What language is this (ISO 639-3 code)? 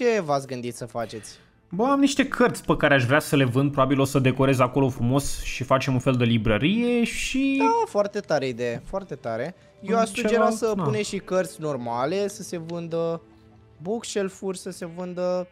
ron